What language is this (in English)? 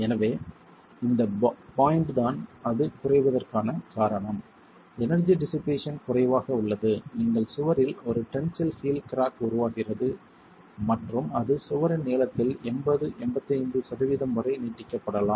Tamil